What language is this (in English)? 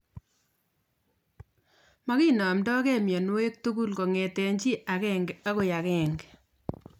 Kalenjin